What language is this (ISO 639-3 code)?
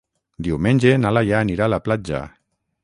cat